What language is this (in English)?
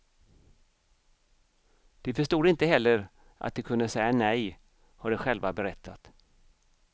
Swedish